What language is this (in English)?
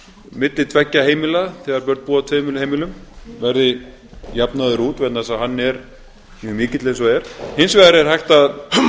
Icelandic